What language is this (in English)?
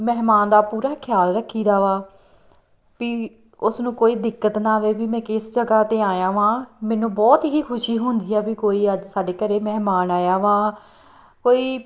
Punjabi